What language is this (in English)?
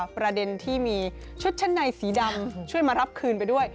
Thai